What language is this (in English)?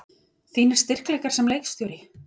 Icelandic